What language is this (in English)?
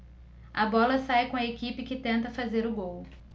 Portuguese